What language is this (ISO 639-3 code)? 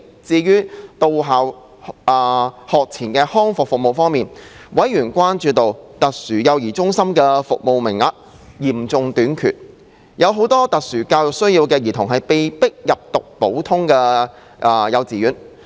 yue